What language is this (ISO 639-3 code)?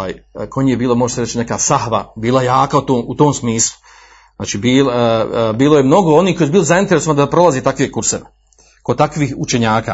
hrv